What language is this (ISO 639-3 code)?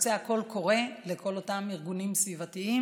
heb